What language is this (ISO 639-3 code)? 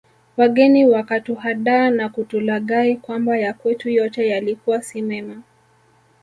swa